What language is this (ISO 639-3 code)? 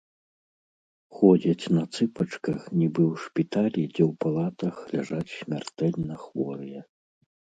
bel